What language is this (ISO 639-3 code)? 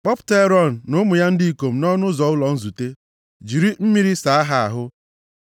ibo